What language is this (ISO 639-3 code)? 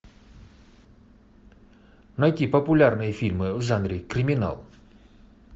rus